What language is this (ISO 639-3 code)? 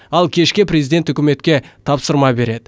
kaz